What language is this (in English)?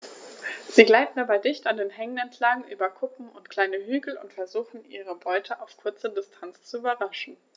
German